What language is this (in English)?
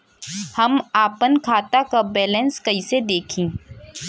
Bhojpuri